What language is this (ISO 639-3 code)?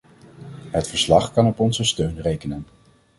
nld